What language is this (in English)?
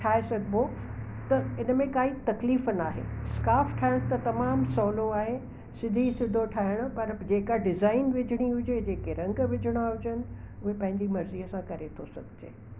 Sindhi